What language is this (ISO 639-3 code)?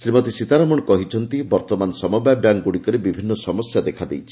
ori